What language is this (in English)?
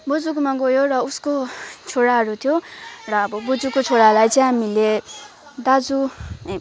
Nepali